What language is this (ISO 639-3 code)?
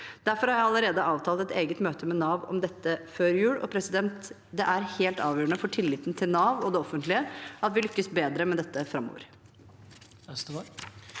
nor